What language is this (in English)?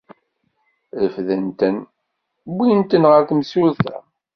Kabyle